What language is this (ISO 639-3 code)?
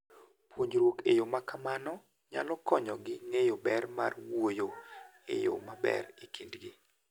luo